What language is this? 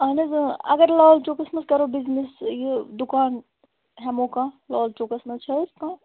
Kashmiri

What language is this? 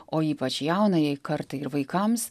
Lithuanian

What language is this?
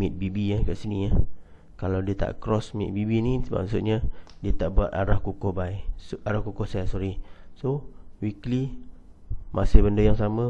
Malay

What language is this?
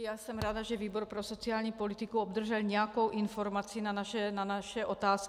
Czech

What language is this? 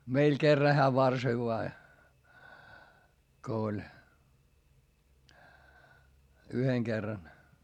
Finnish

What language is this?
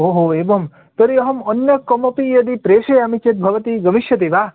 Sanskrit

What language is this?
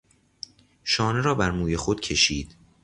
Persian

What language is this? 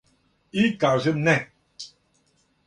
Serbian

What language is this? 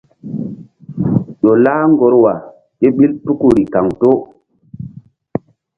Mbum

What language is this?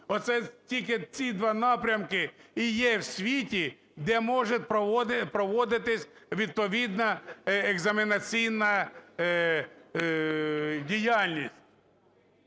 Ukrainian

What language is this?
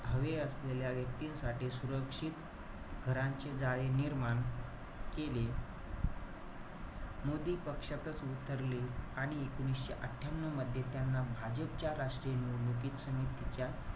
Marathi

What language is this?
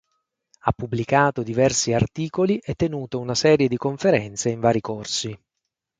Italian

